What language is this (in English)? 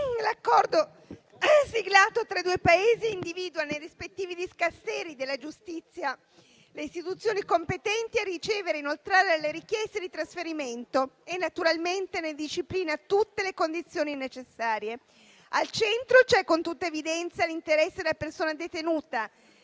Italian